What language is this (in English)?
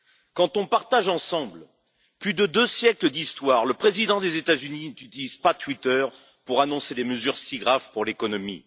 French